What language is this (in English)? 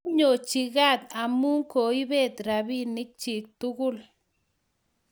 Kalenjin